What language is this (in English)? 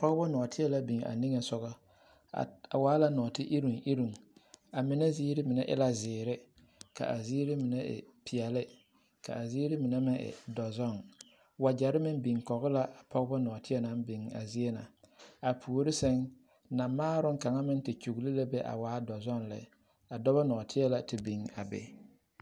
Southern Dagaare